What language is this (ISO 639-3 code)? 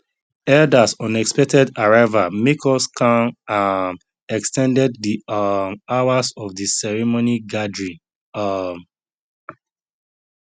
pcm